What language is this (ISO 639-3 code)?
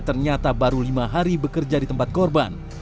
ind